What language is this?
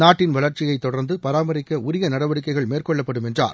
Tamil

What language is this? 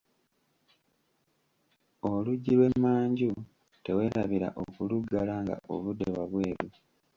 Ganda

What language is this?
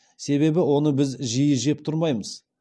Kazakh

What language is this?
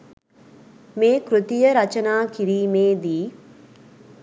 Sinhala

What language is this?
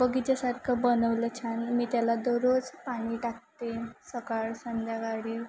Marathi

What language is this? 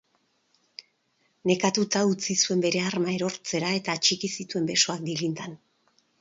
Basque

